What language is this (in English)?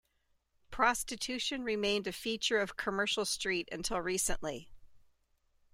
English